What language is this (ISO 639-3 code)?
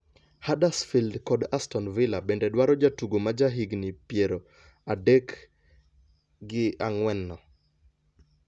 luo